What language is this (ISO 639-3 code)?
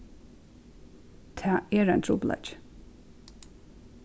fao